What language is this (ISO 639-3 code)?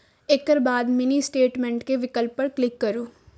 mai